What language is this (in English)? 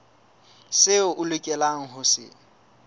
Southern Sotho